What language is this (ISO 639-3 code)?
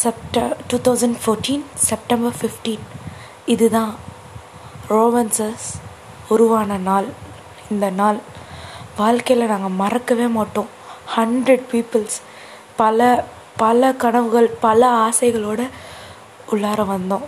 tam